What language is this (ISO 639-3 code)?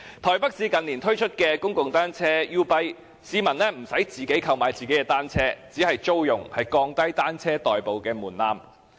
yue